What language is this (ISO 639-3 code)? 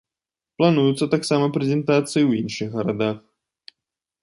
bel